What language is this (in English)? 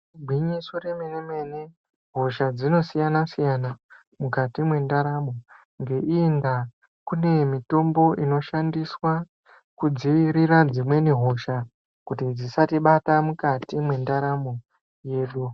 Ndau